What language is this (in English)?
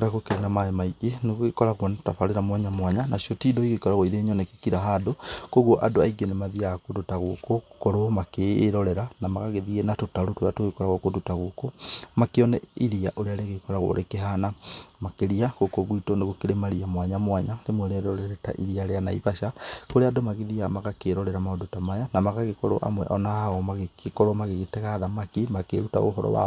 Kikuyu